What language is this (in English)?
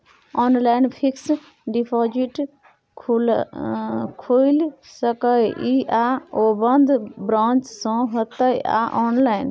Maithili